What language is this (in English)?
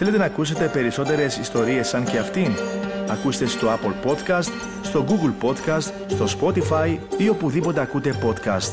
Greek